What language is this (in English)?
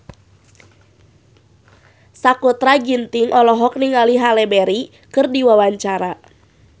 Sundanese